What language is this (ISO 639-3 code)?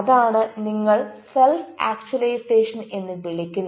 mal